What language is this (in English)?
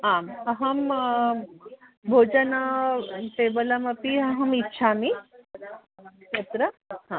Sanskrit